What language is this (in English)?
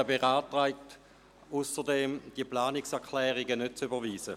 Swiss German